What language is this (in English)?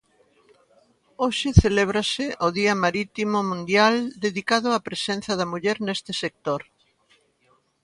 Galician